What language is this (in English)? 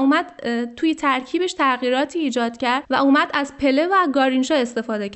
Persian